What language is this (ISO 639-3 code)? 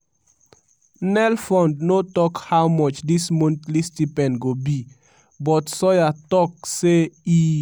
pcm